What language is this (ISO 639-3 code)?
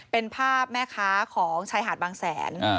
tha